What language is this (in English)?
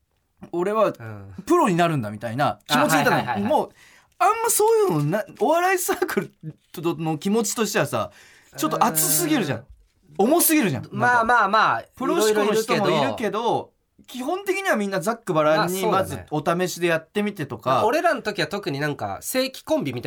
Japanese